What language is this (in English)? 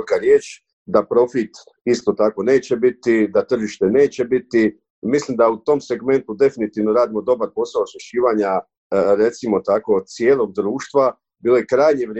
Croatian